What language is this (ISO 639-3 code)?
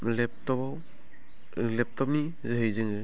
brx